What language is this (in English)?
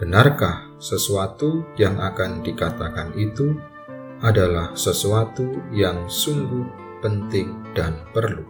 Indonesian